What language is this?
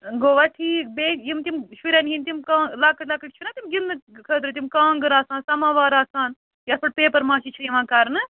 Kashmiri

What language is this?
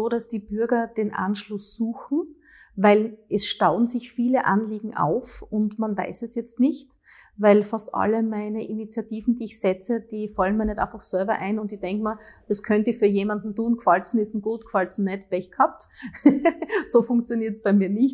German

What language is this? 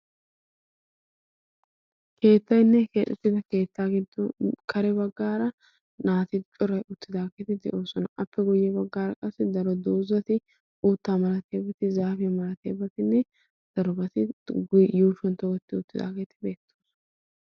Wolaytta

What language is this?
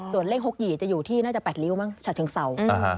Thai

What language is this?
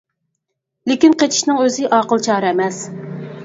Uyghur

